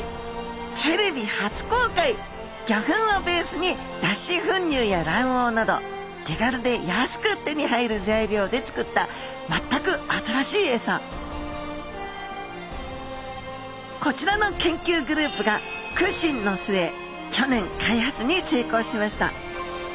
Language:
Japanese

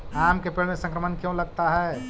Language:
Magahi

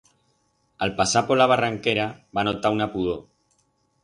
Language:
Aragonese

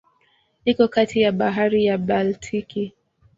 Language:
Swahili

